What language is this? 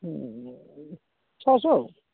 Odia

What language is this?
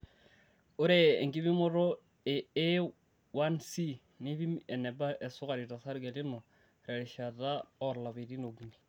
Masai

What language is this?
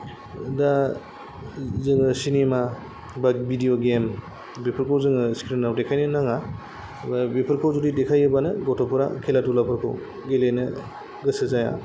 Bodo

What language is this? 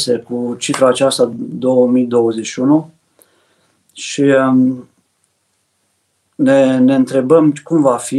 Romanian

